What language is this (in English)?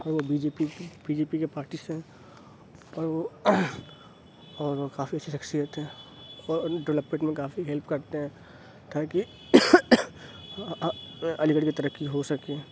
Urdu